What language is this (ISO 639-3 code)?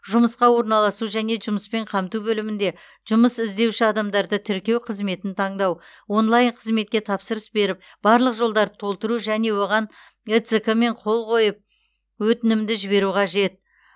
kaz